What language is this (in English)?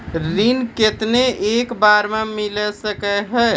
Maithili